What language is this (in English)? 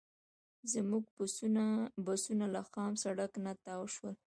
Pashto